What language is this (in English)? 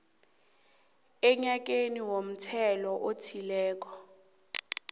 South Ndebele